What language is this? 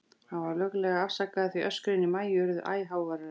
Icelandic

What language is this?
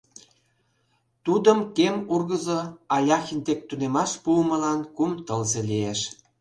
Mari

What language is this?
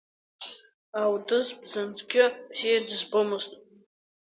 Abkhazian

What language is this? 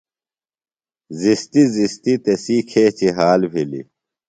Phalura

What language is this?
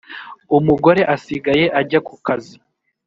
Kinyarwanda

